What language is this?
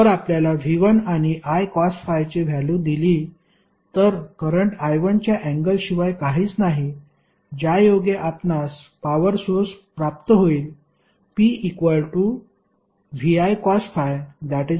Marathi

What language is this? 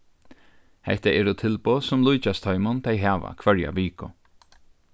Faroese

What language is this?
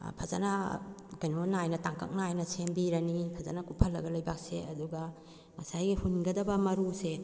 Manipuri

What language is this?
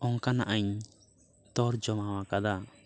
Santali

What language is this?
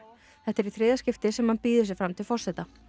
Icelandic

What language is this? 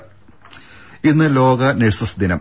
Malayalam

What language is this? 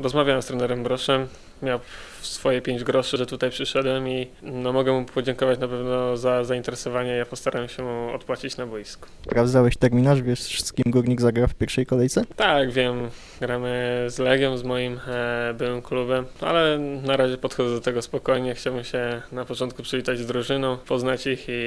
Polish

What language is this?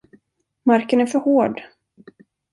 Swedish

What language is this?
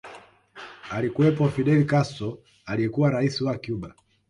Swahili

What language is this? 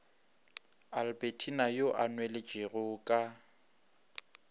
Northern Sotho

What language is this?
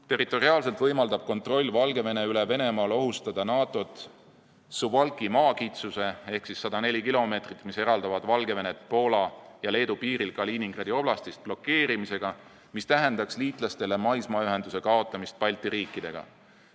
Estonian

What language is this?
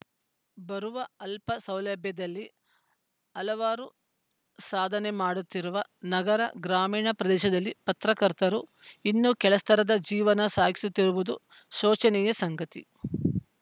Kannada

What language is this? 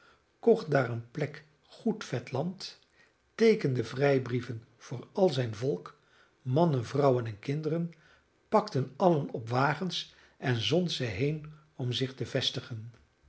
Dutch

